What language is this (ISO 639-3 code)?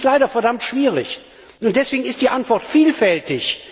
deu